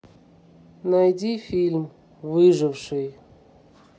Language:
Russian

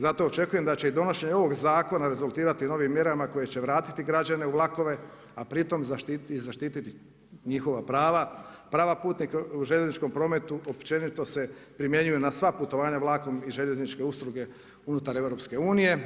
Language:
Croatian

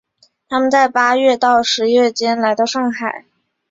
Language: Chinese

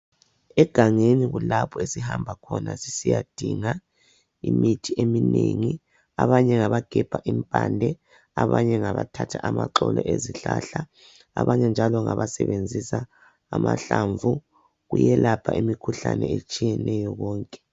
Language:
North Ndebele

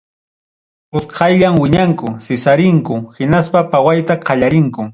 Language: Ayacucho Quechua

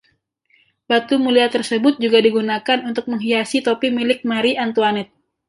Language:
Indonesian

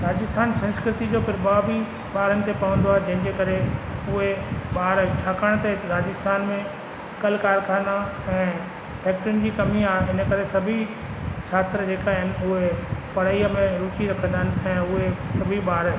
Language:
Sindhi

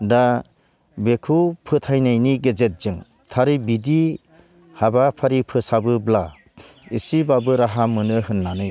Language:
Bodo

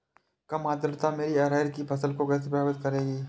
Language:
Hindi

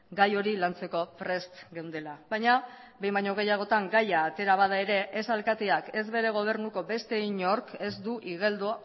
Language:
Basque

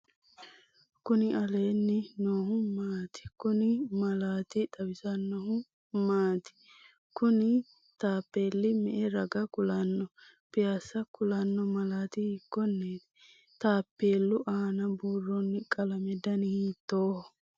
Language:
Sidamo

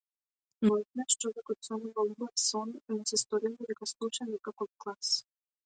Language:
Macedonian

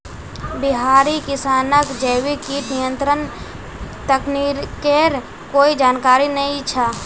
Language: Magahi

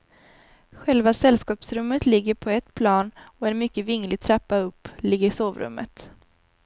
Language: Swedish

